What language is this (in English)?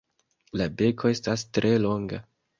Esperanto